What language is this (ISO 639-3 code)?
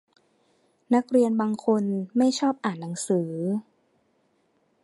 tha